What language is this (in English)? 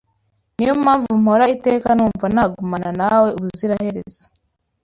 Kinyarwanda